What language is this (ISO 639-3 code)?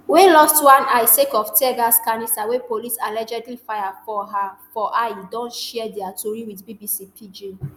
pcm